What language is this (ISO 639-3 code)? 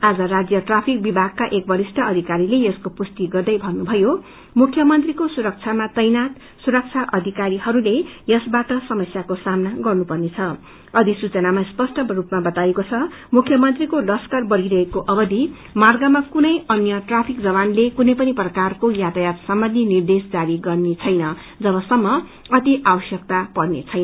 nep